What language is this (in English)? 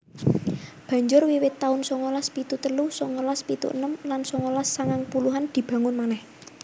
Javanese